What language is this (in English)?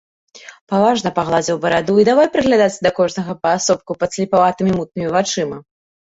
Belarusian